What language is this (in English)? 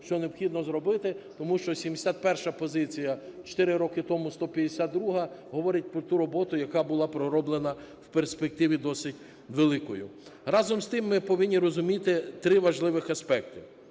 Ukrainian